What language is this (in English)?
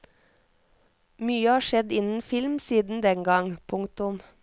Norwegian